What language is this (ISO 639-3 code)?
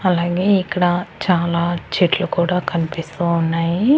tel